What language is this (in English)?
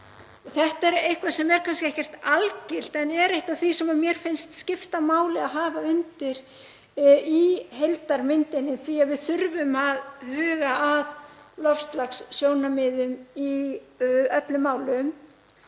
Icelandic